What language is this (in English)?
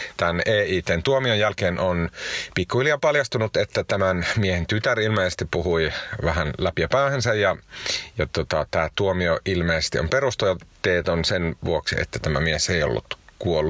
Finnish